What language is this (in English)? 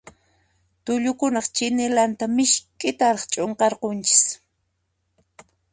Puno Quechua